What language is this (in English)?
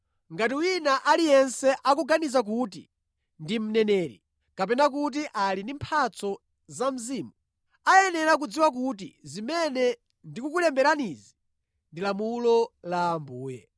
Nyanja